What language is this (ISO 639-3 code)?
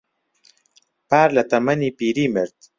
ckb